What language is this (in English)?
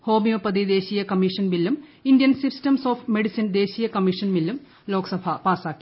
Malayalam